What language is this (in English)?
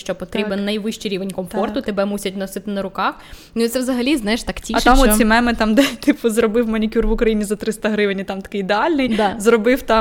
Ukrainian